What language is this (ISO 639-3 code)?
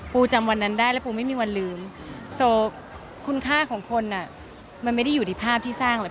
tha